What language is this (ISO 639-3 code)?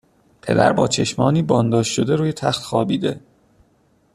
fas